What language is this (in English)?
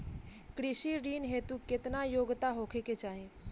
Bhojpuri